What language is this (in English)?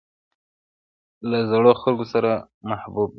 Pashto